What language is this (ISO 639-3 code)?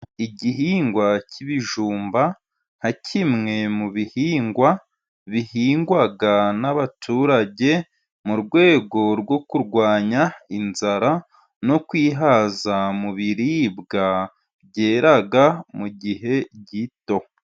kin